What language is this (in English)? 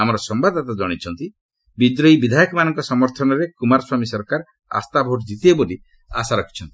Odia